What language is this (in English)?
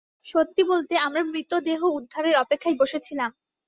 Bangla